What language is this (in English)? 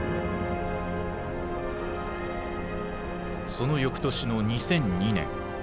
Japanese